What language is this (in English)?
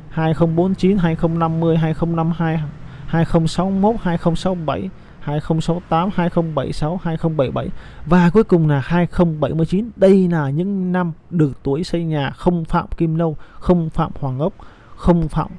Vietnamese